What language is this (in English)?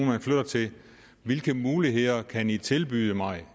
Danish